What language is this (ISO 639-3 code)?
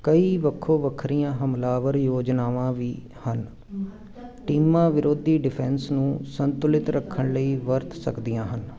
pan